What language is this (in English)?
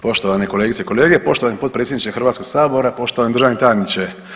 Croatian